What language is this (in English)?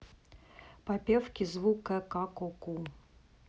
Russian